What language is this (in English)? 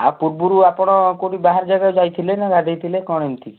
Odia